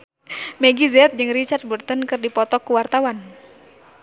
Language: Sundanese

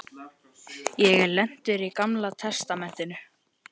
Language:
Icelandic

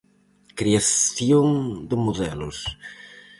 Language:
Galician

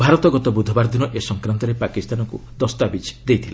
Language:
Odia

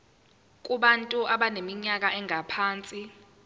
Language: Zulu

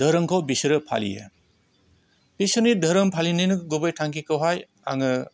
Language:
Bodo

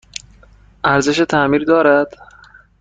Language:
Persian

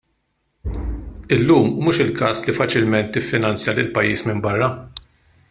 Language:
Maltese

